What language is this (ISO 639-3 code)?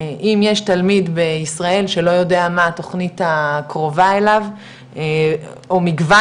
heb